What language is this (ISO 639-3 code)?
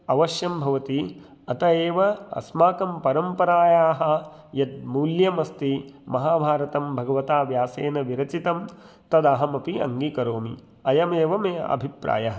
san